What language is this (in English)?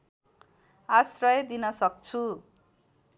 Nepali